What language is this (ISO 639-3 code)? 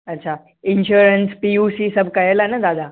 snd